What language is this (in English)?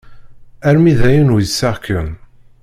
Kabyle